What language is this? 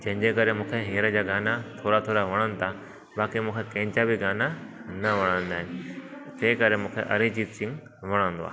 Sindhi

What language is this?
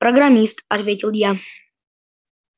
Russian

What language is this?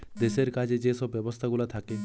Bangla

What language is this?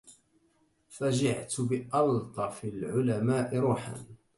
Arabic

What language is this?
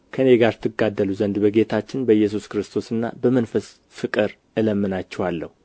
Amharic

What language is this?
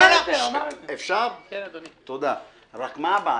Hebrew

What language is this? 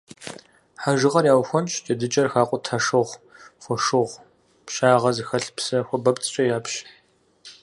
Kabardian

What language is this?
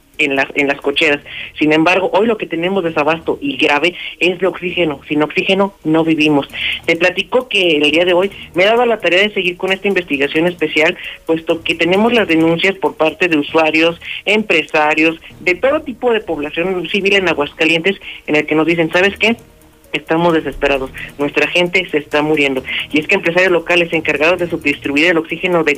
Spanish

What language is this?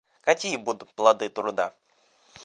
Russian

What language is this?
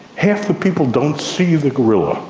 English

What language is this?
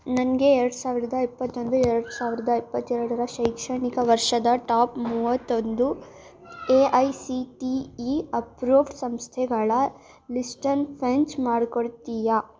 Kannada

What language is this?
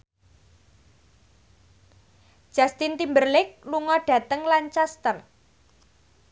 Javanese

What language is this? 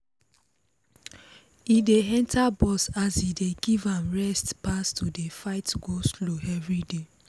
Nigerian Pidgin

